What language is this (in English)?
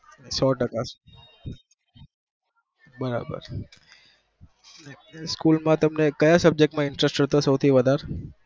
Gujarati